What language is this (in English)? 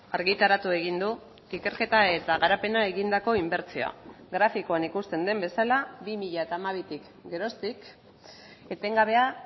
Basque